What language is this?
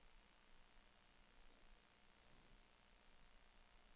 Norwegian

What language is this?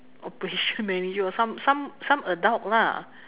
English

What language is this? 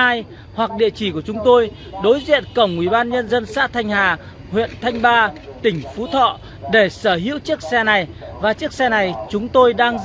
Vietnamese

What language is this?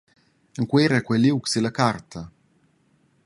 Romansh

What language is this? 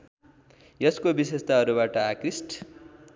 Nepali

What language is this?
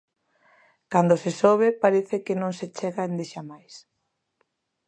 Galician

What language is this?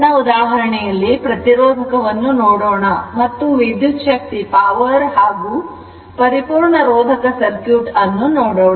Kannada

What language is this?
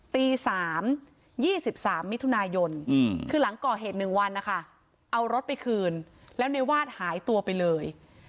Thai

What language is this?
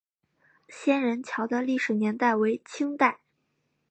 Chinese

